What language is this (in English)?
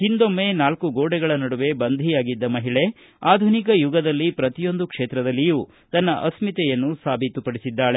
Kannada